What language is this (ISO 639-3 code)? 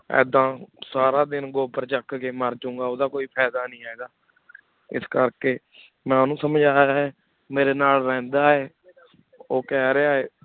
pan